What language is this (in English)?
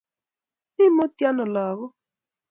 Kalenjin